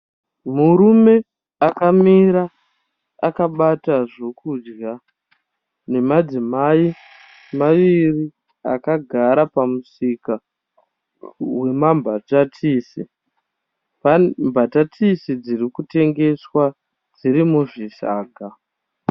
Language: Shona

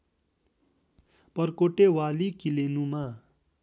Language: Nepali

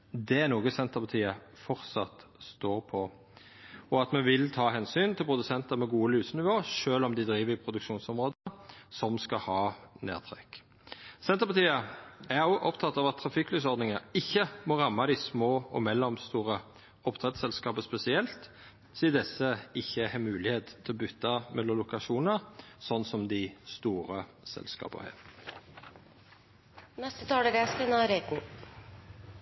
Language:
Norwegian Nynorsk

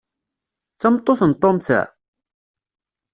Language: Kabyle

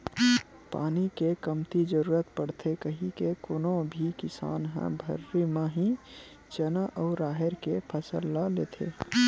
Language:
Chhattisgarhi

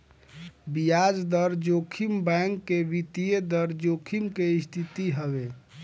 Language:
Bhojpuri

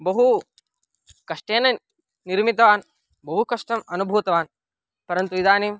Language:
Sanskrit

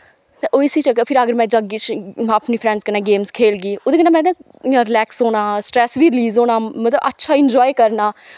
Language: Dogri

